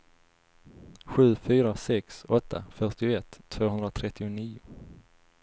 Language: Swedish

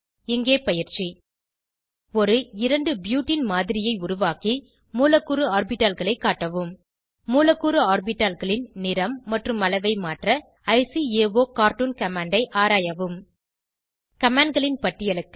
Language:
Tamil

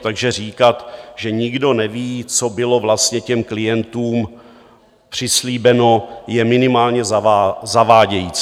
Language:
Czech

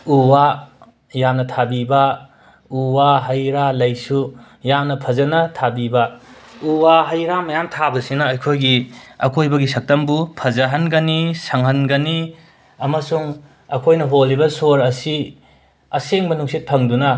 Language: Manipuri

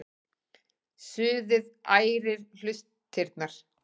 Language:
Icelandic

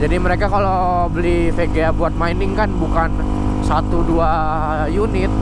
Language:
Indonesian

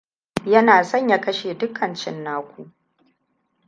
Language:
Hausa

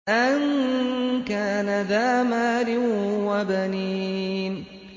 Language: Arabic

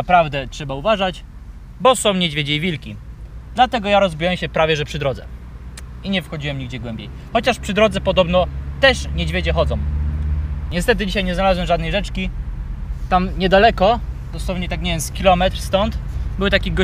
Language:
Polish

